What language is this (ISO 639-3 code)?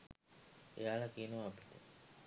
sin